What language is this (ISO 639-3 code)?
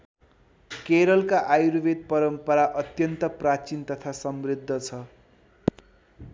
nep